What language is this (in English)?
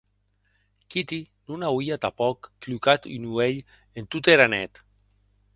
Occitan